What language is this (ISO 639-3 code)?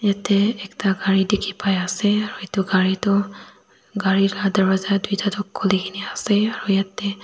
nag